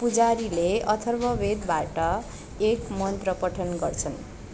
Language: Nepali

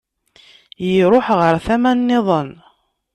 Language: Kabyle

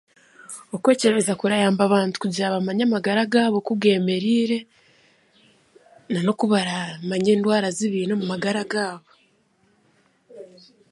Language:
Chiga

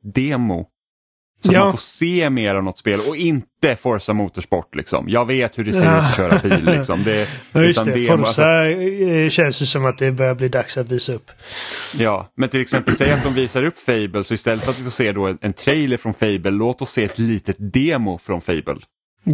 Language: Swedish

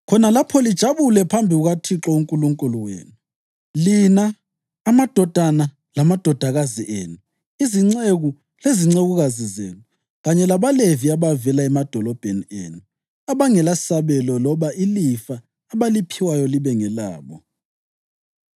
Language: North Ndebele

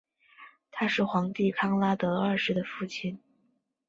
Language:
Chinese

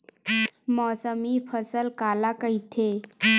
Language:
Chhattisgarhi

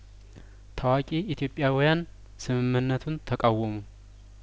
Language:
Amharic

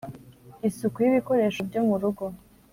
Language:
Kinyarwanda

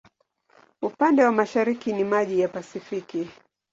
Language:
Swahili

